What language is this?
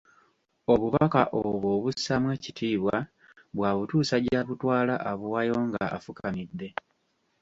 Ganda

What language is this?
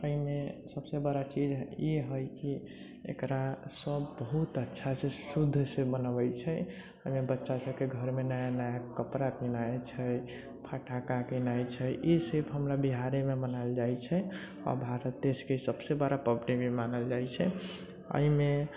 Maithili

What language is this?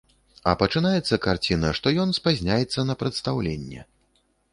Belarusian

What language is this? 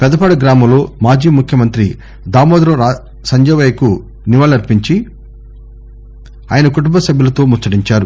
Telugu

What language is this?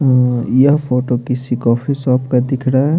Hindi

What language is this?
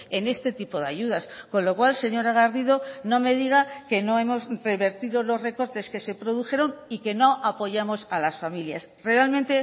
Spanish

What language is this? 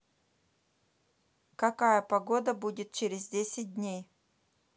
Russian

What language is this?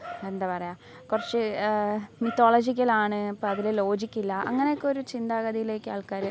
Malayalam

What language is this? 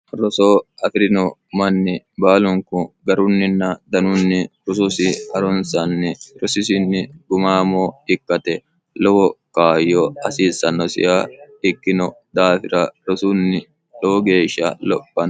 Sidamo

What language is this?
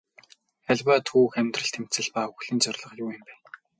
Mongolian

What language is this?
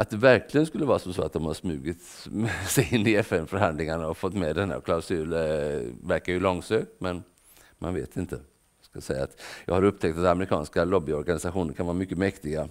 Swedish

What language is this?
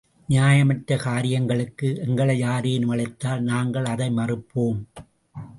Tamil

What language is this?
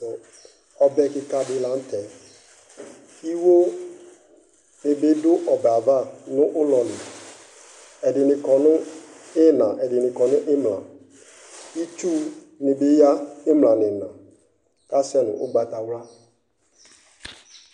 Ikposo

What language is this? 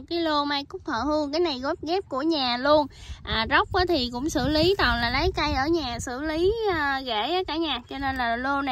Vietnamese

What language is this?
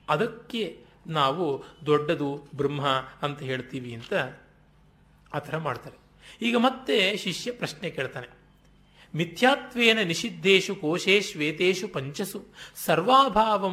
Kannada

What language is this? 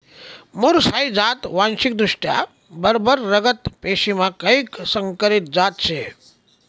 Marathi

